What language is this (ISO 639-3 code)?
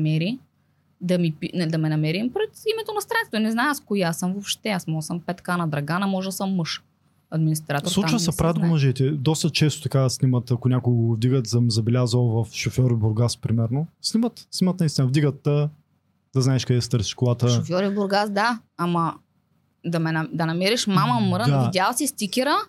bul